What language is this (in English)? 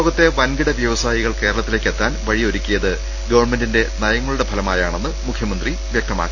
Malayalam